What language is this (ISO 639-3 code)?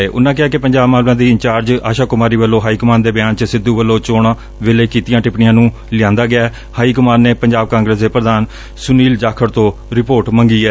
pan